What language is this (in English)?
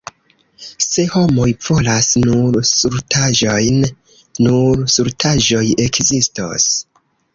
Esperanto